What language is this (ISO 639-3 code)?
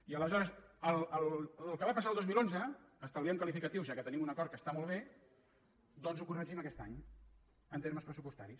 cat